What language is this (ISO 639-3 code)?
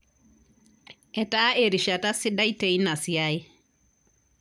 mas